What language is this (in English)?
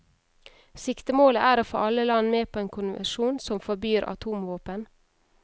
Norwegian